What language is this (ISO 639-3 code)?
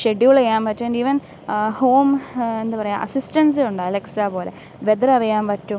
mal